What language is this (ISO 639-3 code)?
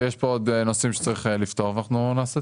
heb